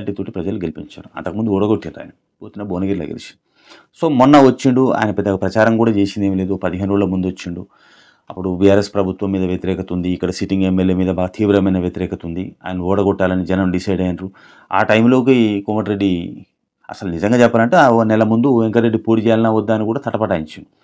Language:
Telugu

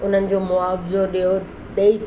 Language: Sindhi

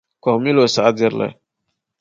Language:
Dagbani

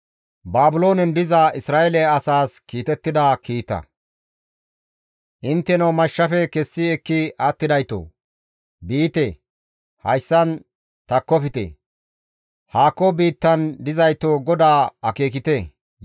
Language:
Gamo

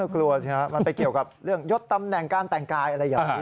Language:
Thai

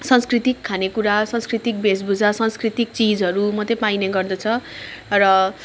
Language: Nepali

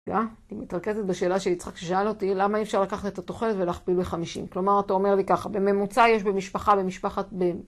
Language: Hebrew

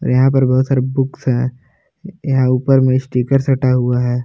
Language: Hindi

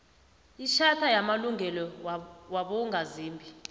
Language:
South Ndebele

